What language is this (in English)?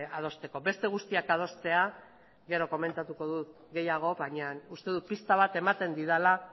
Basque